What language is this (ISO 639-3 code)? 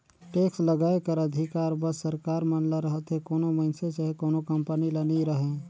hne